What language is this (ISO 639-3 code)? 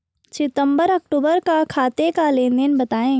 hin